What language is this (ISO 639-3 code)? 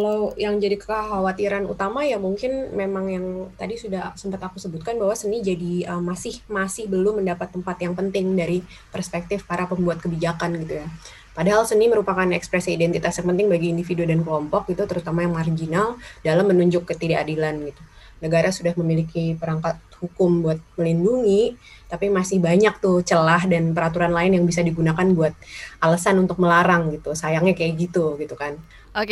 ind